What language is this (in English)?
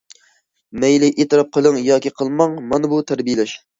Uyghur